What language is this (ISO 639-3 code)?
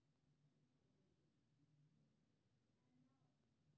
mai